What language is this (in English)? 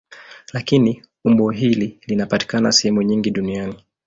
Swahili